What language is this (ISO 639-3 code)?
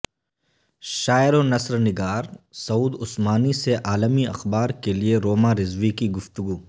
urd